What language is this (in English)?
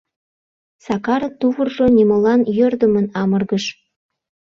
Mari